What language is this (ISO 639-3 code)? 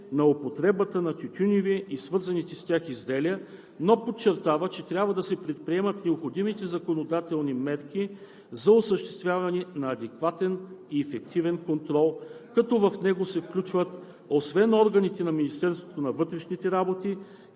bul